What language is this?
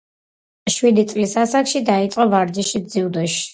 Georgian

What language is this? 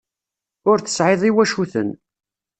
Kabyle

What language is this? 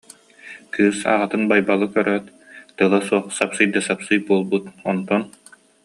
Yakut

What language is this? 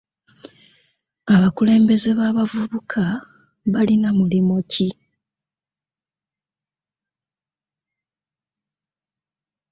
Ganda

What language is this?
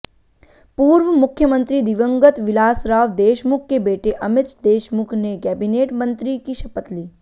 Hindi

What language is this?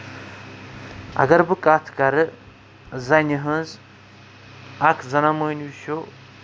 Kashmiri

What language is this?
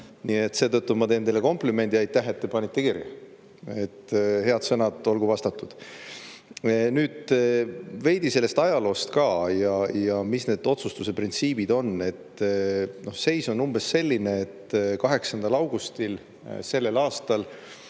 Estonian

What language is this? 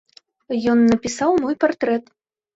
Belarusian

